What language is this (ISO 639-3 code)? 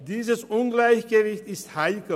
gsw